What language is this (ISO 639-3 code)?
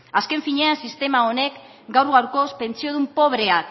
eus